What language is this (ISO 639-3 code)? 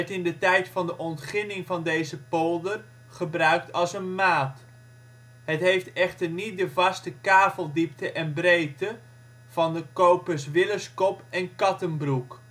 nld